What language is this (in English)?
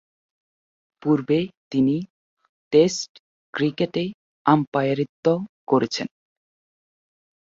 Bangla